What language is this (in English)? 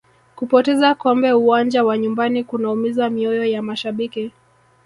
Swahili